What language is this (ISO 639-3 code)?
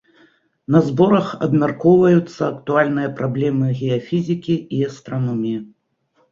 bel